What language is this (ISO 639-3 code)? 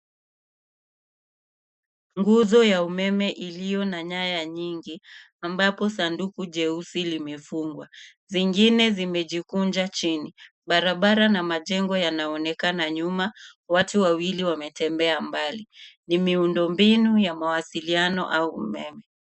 swa